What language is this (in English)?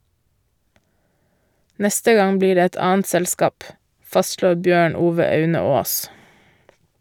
Norwegian